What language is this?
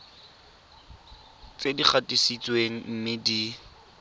Tswana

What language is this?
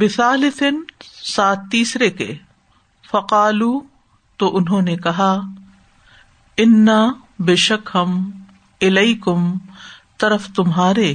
Urdu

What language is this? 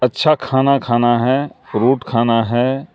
Urdu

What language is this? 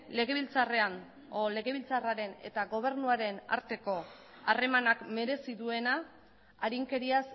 Basque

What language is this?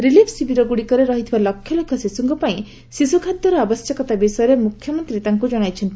Odia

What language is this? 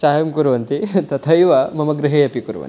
Sanskrit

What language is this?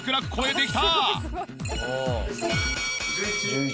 Japanese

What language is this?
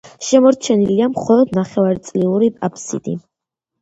Georgian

